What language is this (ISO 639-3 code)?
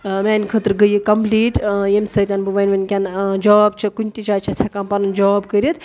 kas